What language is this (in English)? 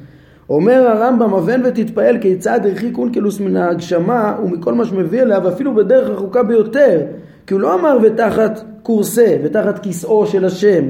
Hebrew